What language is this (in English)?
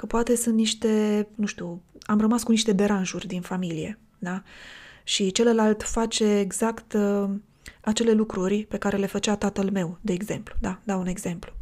Romanian